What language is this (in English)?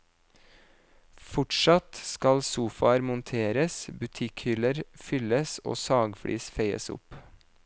Norwegian